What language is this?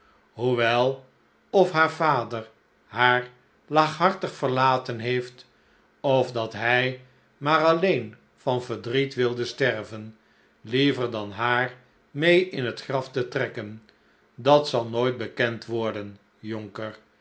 Dutch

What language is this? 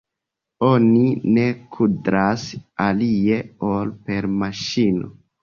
Esperanto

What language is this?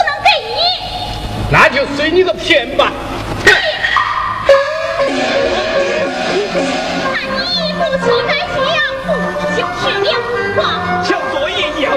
Chinese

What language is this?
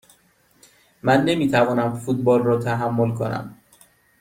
Persian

